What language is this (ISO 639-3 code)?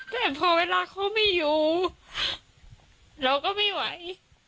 tha